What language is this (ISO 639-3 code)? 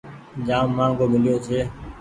gig